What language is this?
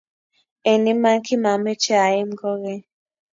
Kalenjin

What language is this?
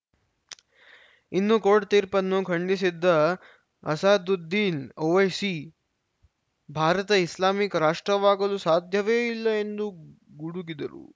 Kannada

